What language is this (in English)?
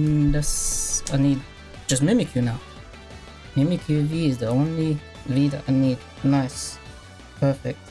English